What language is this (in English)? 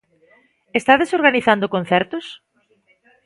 Galician